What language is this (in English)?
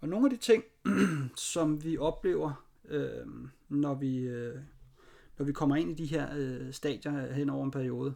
Danish